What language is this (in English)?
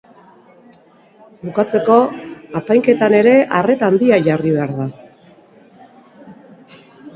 Basque